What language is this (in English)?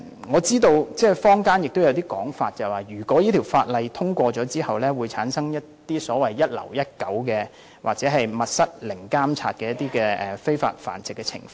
Cantonese